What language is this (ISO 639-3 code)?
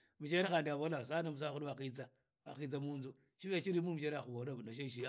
ida